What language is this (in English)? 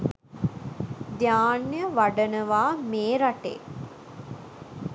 Sinhala